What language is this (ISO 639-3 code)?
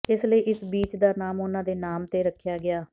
pan